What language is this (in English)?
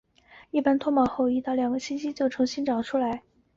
Chinese